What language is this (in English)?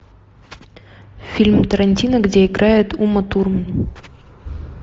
Russian